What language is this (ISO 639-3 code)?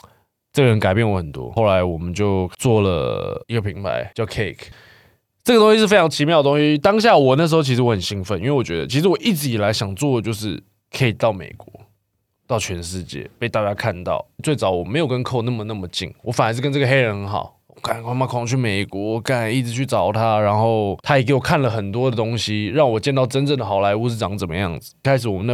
zho